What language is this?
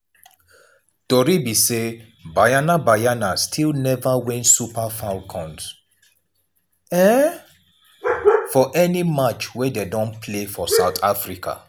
Nigerian Pidgin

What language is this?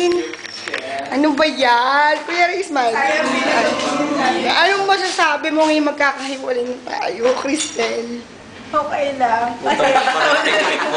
Indonesian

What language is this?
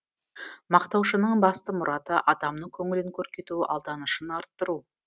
Kazakh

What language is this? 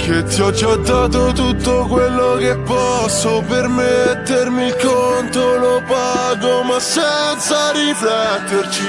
Romanian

